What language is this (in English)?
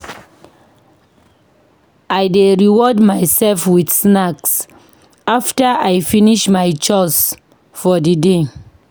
Nigerian Pidgin